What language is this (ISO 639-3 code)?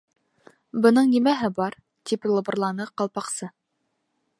bak